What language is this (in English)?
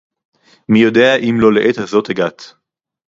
Hebrew